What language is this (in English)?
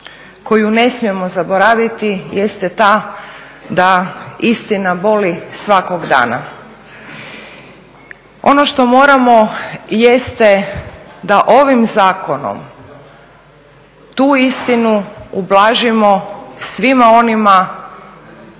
Croatian